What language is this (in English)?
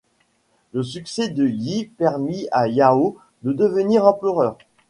French